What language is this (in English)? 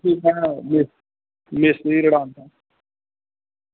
Dogri